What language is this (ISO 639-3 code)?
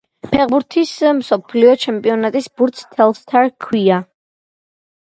kat